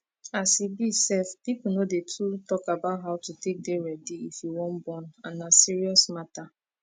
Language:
Nigerian Pidgin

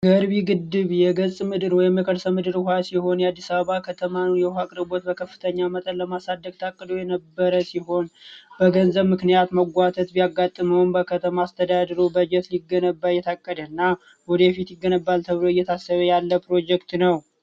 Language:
Amharic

